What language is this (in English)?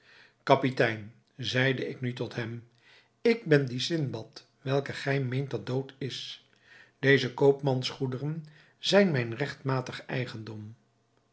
Dutch